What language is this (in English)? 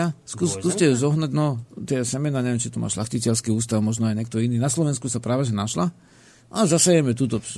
Slovak